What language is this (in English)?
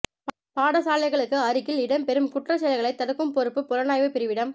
Tamil